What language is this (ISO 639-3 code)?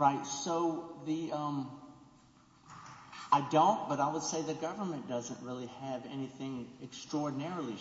eng